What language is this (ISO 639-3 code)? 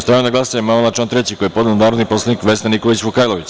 srp